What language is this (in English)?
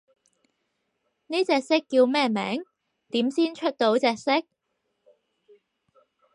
Cantonese